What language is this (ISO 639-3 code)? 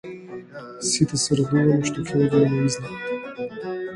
mkd